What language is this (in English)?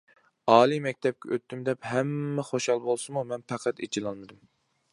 Uyghur